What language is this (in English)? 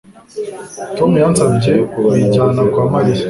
Kinyarwanda